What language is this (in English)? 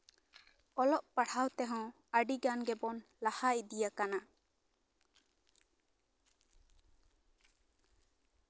Santali